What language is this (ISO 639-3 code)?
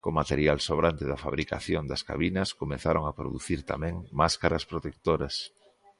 glg